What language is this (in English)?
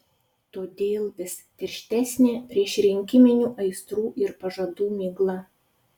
Lithuanian